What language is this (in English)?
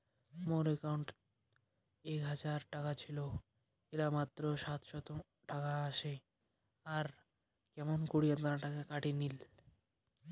Bangla